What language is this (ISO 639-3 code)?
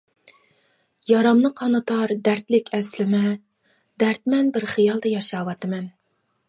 uig